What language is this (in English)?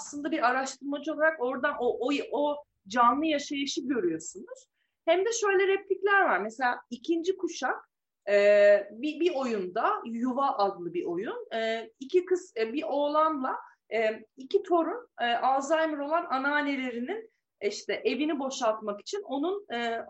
Turkish